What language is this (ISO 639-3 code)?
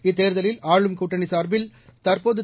tam